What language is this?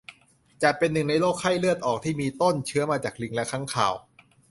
Thai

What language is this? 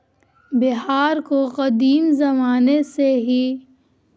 Urdu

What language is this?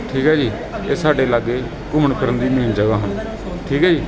Punjabi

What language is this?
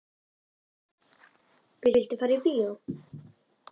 Icelandic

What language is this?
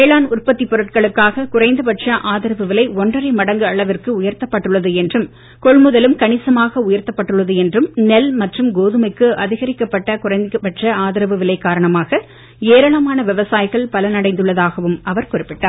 Tamil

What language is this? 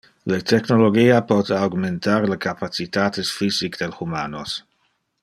Interlingua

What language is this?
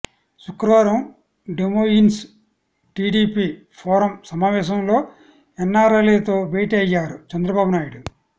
Telugu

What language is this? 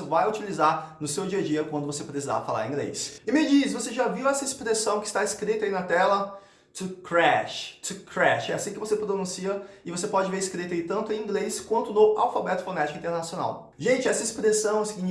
Portuguese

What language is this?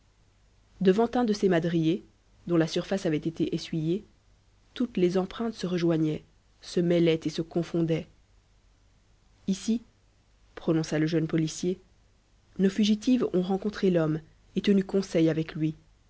French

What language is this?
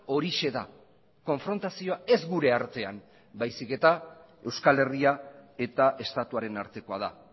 Basque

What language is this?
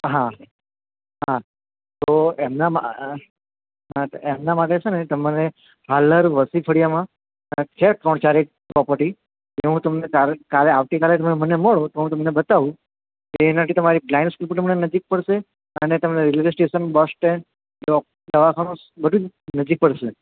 Gujarati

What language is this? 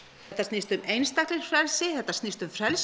Icelandic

